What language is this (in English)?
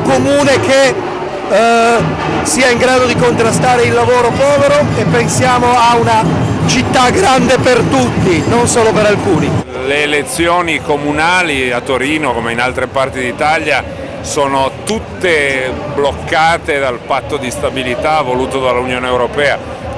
Italian